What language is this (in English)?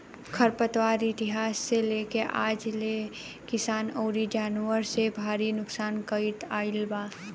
Bhojpuri